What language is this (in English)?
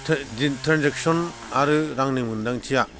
Bodo